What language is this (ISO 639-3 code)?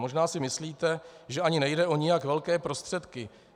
ces